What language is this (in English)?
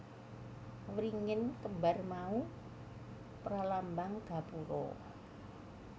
Javanese